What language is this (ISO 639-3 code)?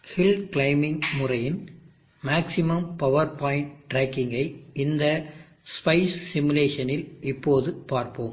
tam